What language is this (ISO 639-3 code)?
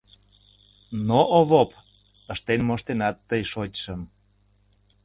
chm